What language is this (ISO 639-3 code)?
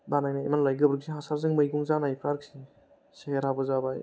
brx